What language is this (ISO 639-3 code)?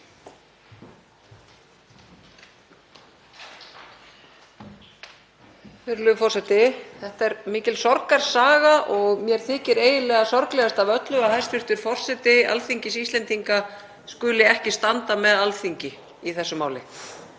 isl